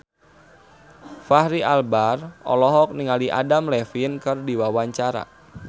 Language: Sundanese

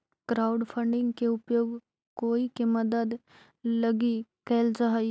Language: Magahi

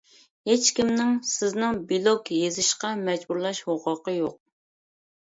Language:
Uyghur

